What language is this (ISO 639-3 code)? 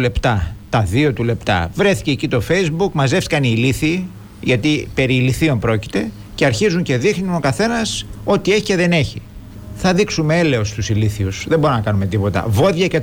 ell